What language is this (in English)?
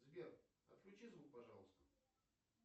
Russian